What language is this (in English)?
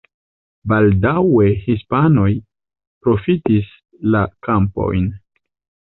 Esperanto